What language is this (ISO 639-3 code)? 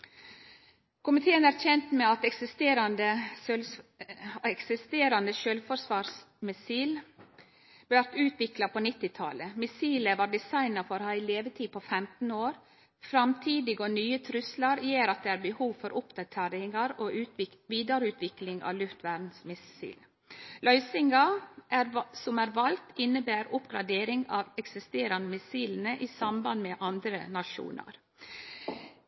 nno